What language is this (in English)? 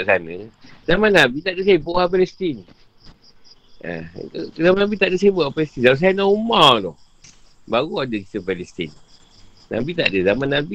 Malay